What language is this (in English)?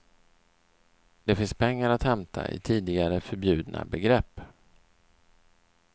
Swedish